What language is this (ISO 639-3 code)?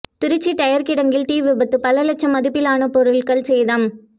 tam